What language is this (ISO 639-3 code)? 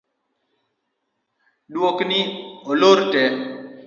luo